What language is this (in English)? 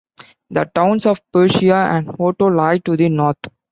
English